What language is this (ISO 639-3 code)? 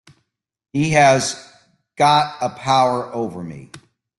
eng